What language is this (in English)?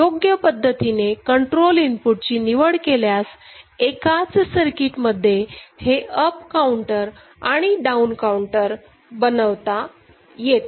Marathi